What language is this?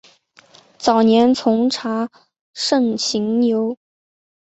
Chinese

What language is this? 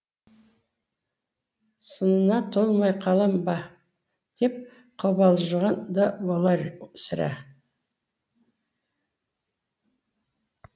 Kazakh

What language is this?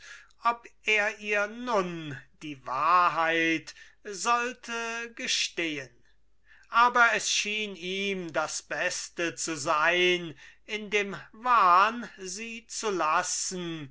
German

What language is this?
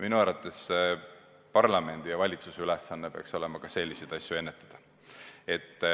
Estonian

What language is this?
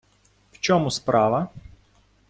Ukrainian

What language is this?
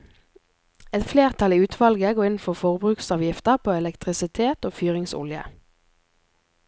Norwegian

